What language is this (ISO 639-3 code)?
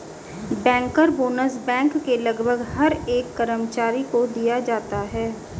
hin